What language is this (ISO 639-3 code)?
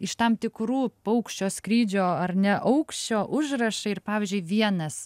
lit